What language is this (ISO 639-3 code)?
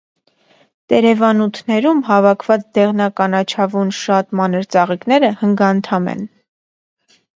hye